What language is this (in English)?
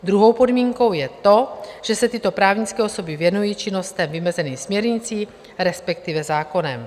Czech